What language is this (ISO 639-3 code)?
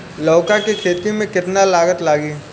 bho